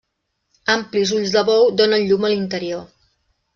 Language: Catalan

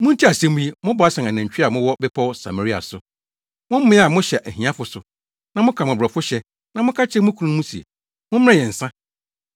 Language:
Akan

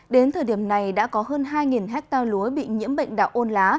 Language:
Vietnamese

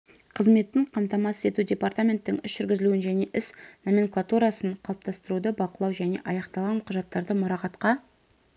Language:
Kazakh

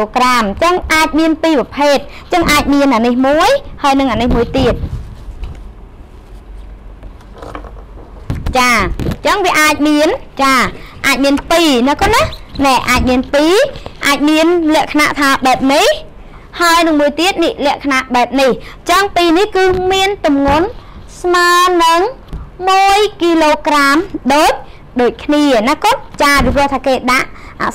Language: Thai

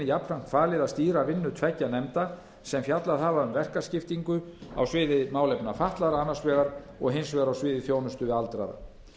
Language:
Icelandic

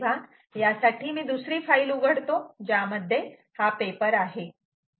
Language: Marathi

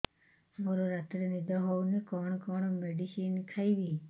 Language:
Odia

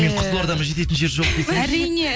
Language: Kazakh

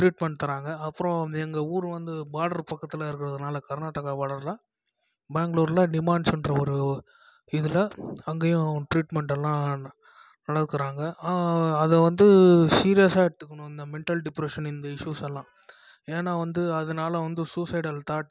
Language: Tamil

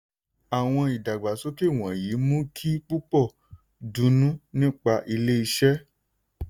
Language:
Yoruba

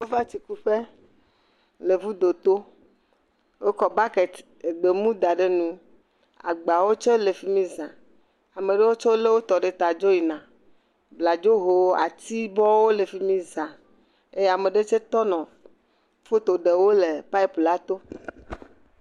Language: Ewe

